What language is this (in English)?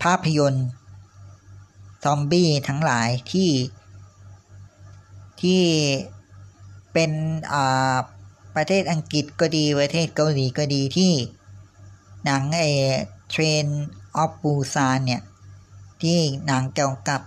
Thai